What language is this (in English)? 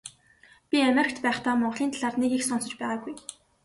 Mongolian